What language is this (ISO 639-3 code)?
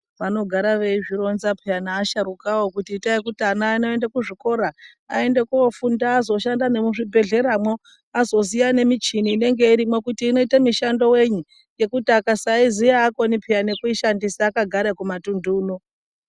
ndc